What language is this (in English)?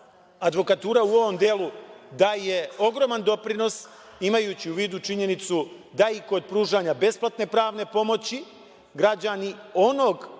Serbian